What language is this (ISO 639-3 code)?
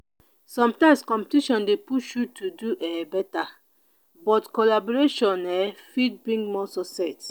pcm